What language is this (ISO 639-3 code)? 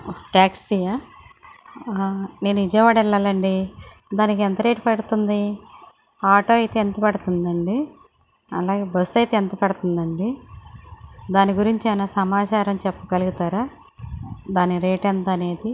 tel